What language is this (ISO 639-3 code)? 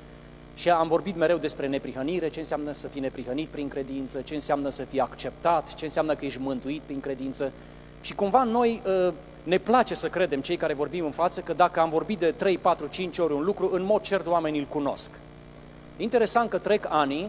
ron